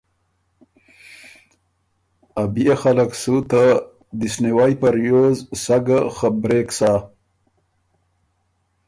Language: Ormuri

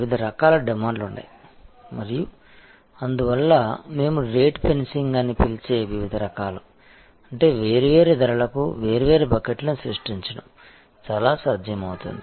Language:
Telugu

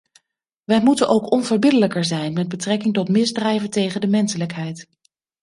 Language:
Dutch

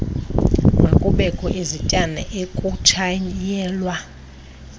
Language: Xhosa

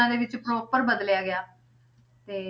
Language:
Punjabi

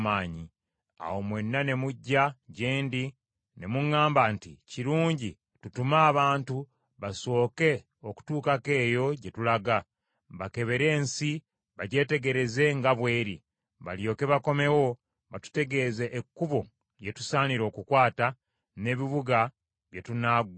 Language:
Ganda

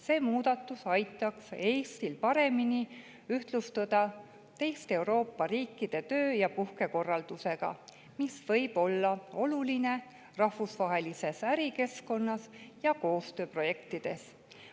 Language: Estonian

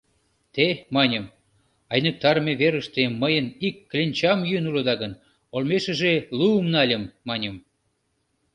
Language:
Mari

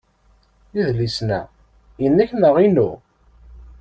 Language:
Kabyle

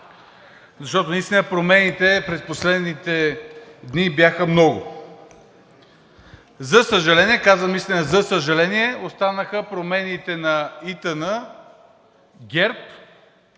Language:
Bulgarian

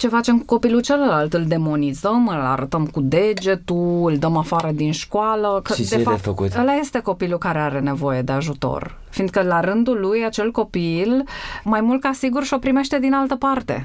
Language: Romanian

